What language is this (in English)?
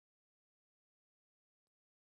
Pashto